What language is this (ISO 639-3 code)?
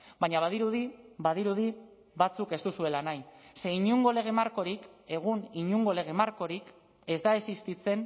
eus